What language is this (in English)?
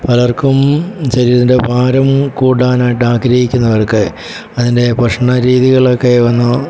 Malayalam